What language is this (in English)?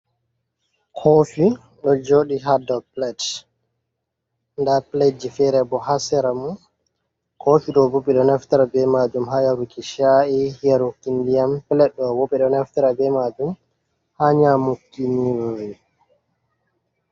Fula